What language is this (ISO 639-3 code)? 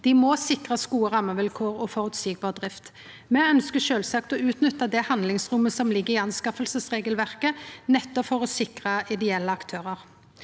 nor